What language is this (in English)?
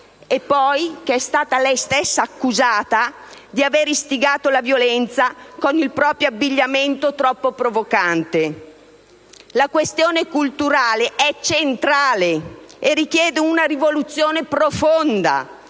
Italian